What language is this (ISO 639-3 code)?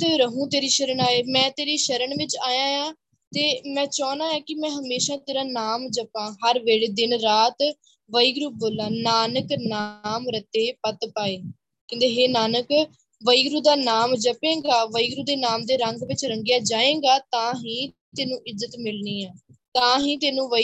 pan